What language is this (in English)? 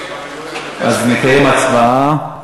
Hebrew